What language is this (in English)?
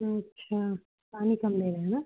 Hindi